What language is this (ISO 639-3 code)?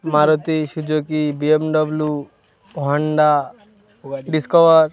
ben